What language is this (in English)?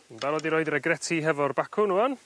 Welsh